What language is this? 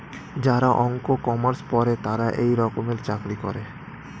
Bangla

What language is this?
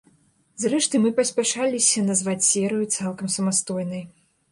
Belarusian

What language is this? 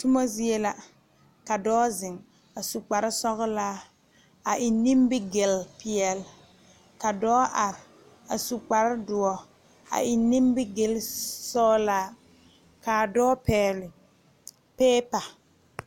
Southern Dagaare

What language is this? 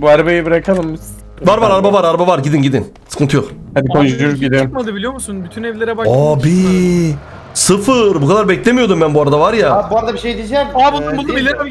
Turkish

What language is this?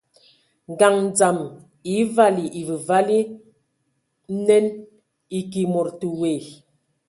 Ewondo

